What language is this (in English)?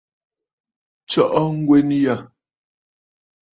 Bafut